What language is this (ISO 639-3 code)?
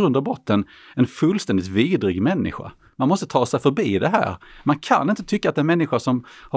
swe